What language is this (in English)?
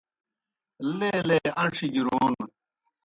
Kohistani Shina